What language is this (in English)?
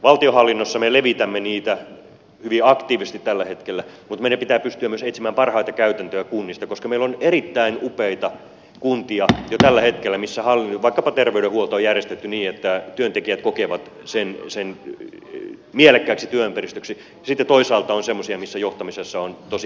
Finnish